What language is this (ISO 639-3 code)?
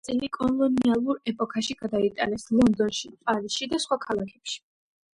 kat